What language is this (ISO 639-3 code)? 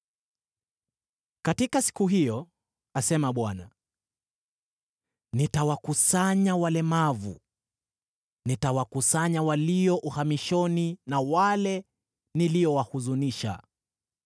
swa